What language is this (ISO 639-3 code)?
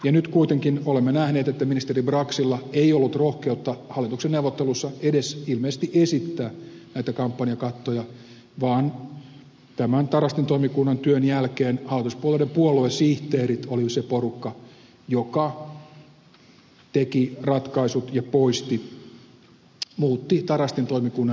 fin